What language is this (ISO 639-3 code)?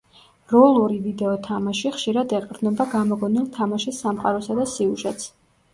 kat